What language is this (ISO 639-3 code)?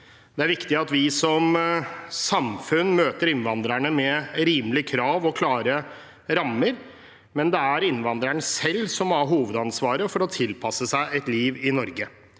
nor